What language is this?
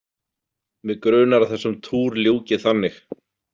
Icelandic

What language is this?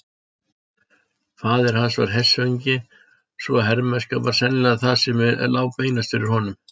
Icelandic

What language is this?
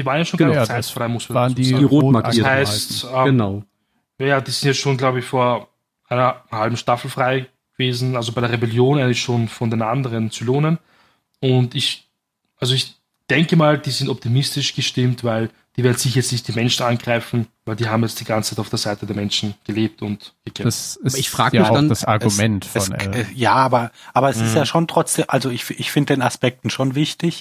German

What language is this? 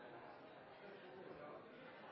Norwegian Bokmål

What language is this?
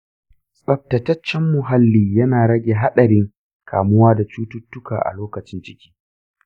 Hausa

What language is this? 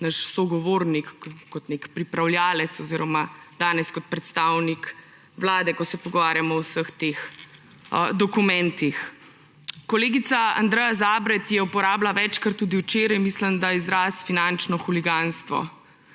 Slovenian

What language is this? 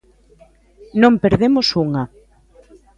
Galician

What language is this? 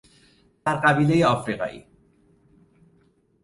Persian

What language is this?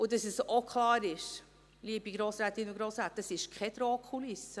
Swiss German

